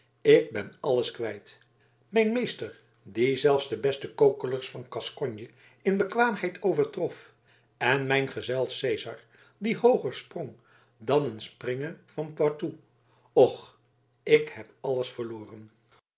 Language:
Dutch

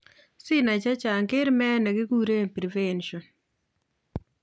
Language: Kalenjin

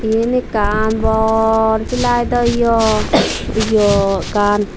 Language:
Chakma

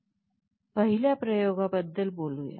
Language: Marathi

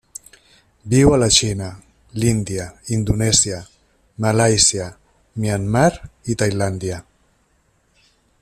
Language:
Catalan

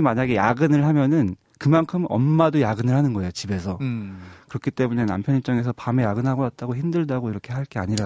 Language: Korean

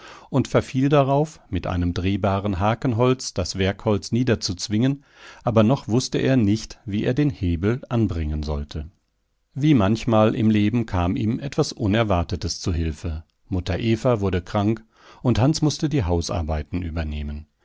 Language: German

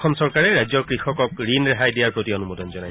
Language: Assamese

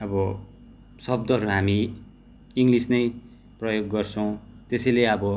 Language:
Nepali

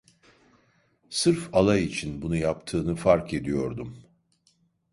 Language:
Turkish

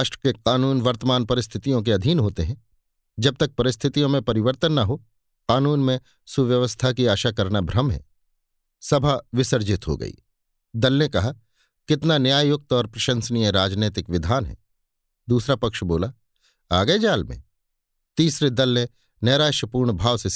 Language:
Hindi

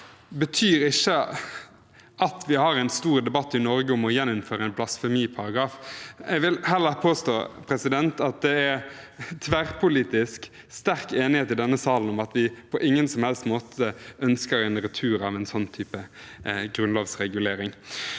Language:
Norwegian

